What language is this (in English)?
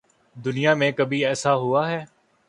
Urdu